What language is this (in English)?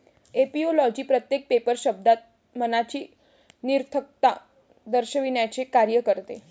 Marathi